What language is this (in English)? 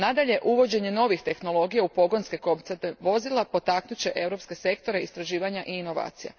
Croatian